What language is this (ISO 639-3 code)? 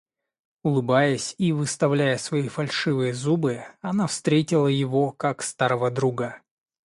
rus